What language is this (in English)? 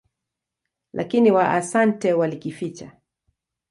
Swahili